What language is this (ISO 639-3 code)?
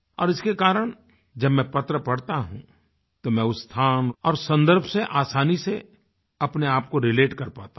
hin